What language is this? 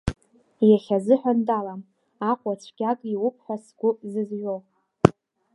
Abkhazian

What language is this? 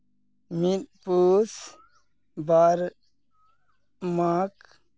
Santali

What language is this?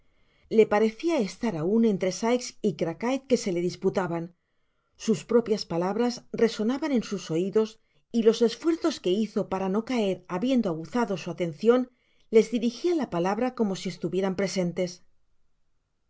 Spanish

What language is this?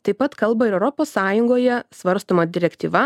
Lithuanian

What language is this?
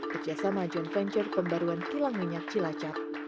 Indonesian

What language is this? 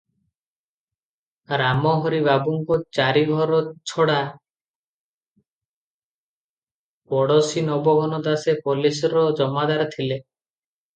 Odia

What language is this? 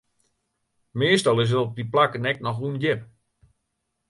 Western Frisian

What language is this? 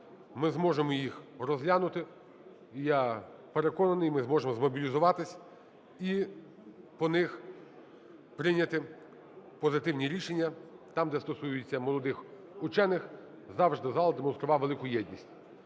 Ukrainian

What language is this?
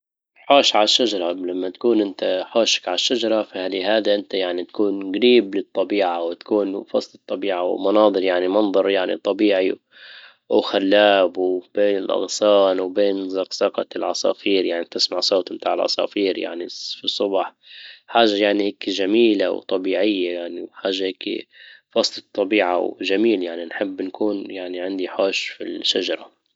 Libyan Arabic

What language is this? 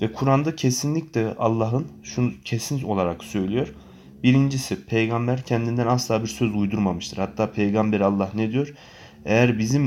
Turkish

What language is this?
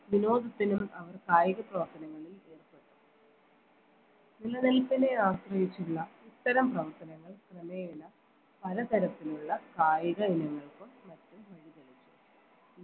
Malayalam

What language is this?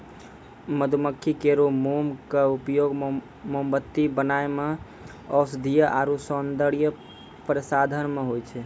Maithili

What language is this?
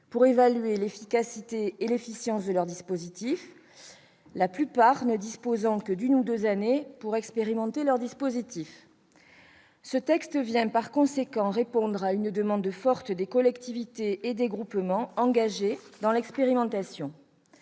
French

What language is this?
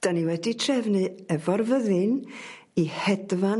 Welsh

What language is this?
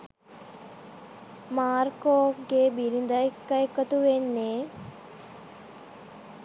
Sinhala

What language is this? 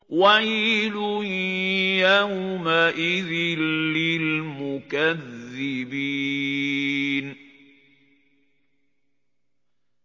Arabic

